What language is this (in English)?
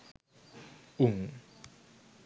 Sinhala